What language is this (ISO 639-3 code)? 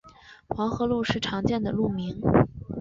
zho